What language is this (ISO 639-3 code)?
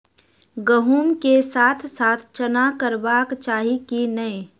mai